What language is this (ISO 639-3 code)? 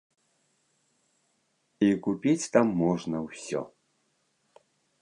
bel